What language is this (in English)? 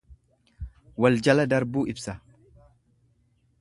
Oromo